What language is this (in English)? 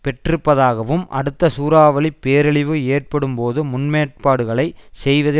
Tamil